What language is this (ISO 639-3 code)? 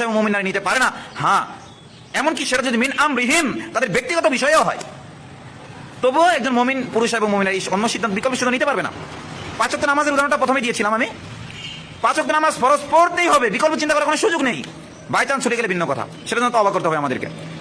ben